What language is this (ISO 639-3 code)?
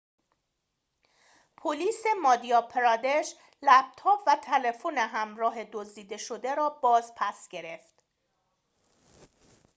fas